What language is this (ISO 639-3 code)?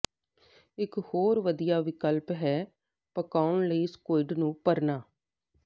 pan